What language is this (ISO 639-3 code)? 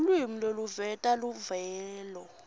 ssw